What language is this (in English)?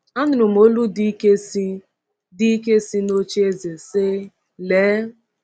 Igbo